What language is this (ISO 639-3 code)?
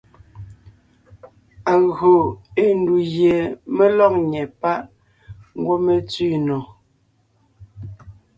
nnh